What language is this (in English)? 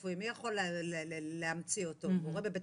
Hebrew